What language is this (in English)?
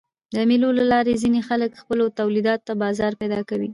Pashto